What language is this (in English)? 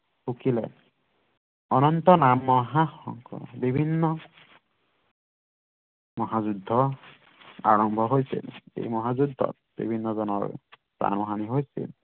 Assamese